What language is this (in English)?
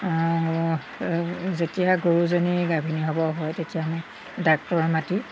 Assamese